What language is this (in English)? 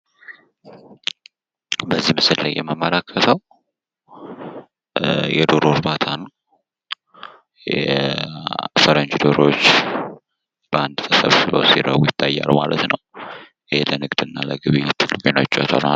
Amharic